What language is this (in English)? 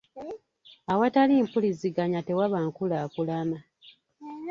Ganda